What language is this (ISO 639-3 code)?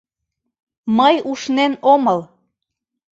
chm